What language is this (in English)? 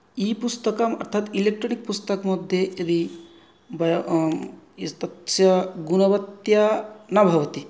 Sanskrit